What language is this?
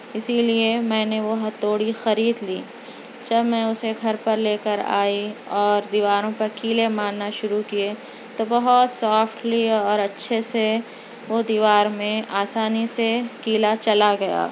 Urdu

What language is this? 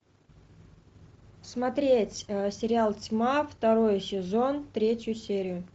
Russian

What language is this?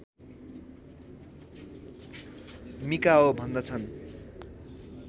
Nepali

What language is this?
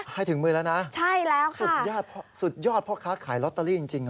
Thai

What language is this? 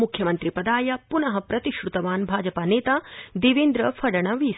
Sanskrit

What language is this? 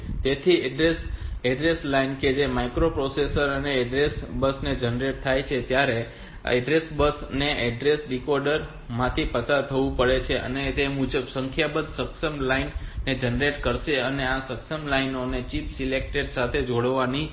Gujarati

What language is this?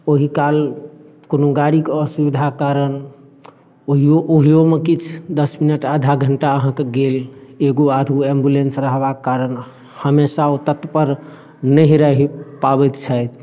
Maithili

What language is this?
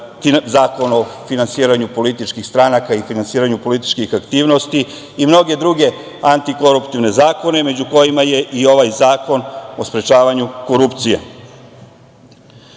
Serbian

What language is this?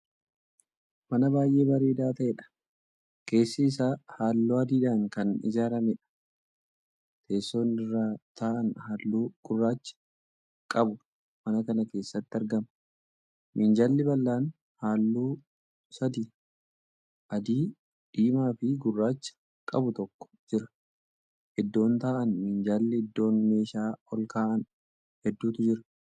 Oromo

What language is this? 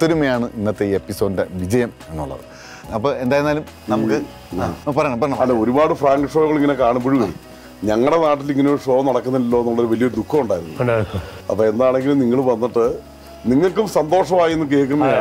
Turkish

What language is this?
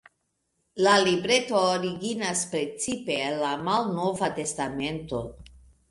Esperanto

